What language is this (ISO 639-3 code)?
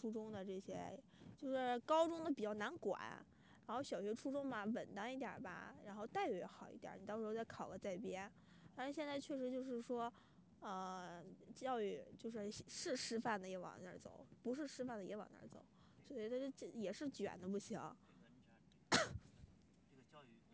zho